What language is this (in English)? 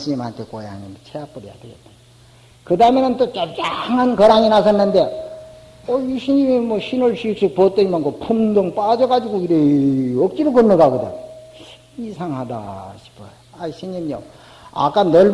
Korean